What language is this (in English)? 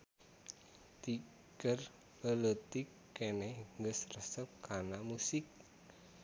Sundanese